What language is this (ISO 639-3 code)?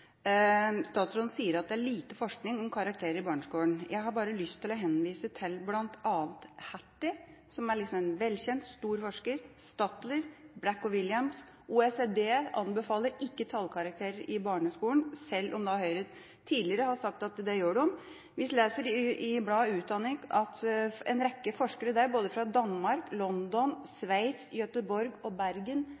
nob